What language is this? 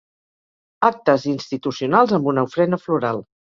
Catalan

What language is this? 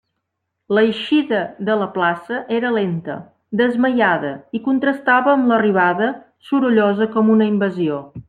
Catalan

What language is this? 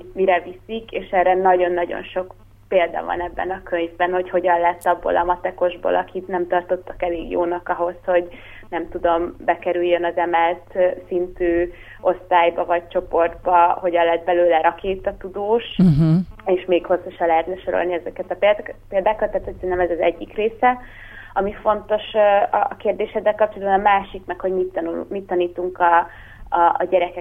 Hungarian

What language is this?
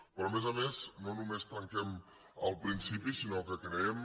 Catalan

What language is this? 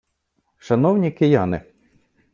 Ukrainian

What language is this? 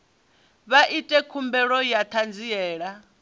Venda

